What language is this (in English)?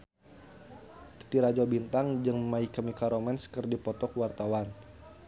Sundanese